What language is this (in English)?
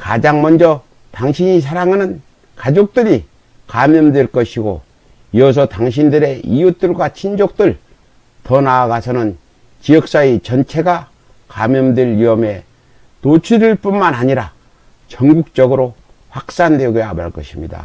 Korean